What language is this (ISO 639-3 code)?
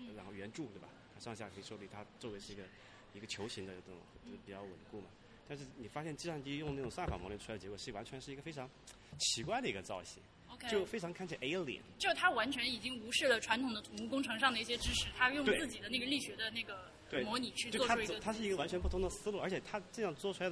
zho